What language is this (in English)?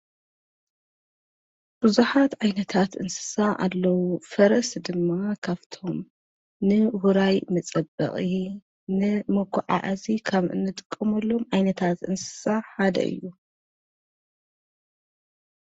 Tigrinya